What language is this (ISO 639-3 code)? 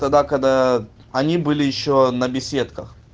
rus